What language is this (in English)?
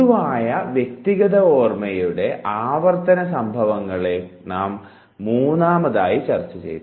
Malayalam